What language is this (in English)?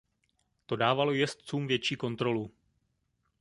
Czech